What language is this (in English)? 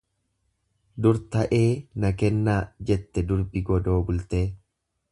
Oromo